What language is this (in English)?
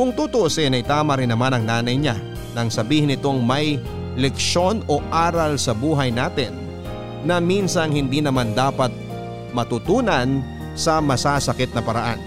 Filipino